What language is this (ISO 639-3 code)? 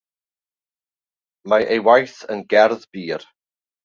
cym